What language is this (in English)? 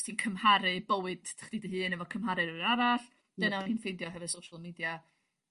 Welsh